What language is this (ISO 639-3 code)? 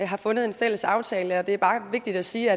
dan